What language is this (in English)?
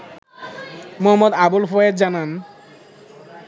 Bangla